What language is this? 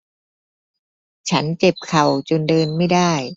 Thai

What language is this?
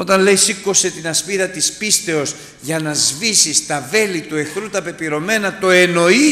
Greek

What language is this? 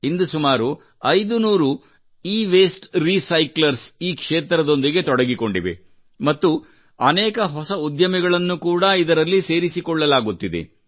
Kannada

